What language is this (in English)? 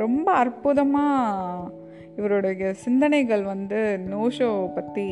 Tamil